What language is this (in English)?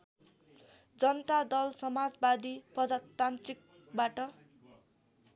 Nepali